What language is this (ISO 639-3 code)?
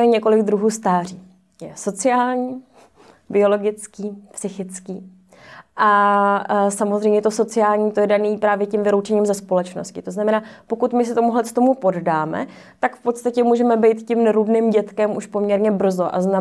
ces